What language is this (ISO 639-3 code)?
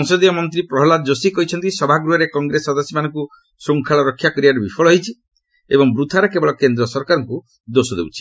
ori